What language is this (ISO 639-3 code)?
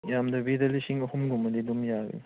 mni